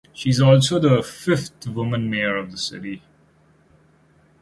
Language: English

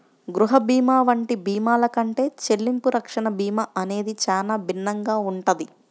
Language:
Telugu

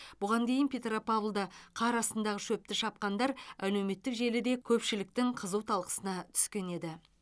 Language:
Kazakh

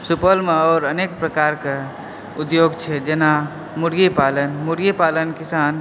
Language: Maithili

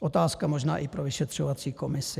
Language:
Czech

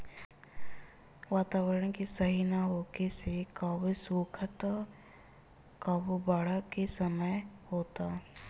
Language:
Bhojpuri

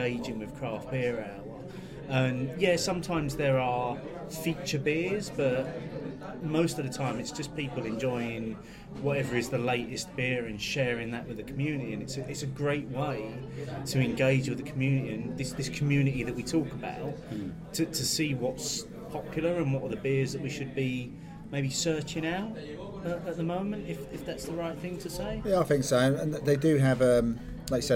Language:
English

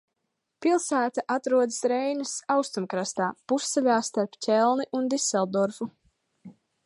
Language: Latvian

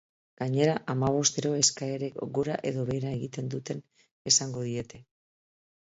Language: Basque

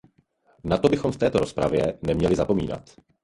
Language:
Czech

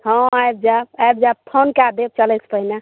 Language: Maithili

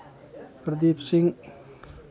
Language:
Maithili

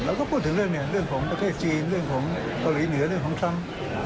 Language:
Thai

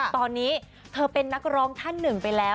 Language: Thai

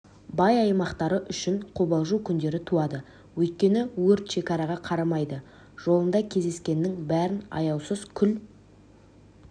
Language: Kazakh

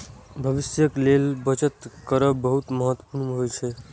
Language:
Maithili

